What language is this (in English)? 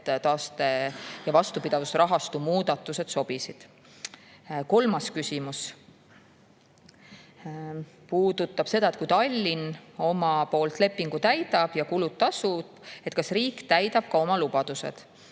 Estonian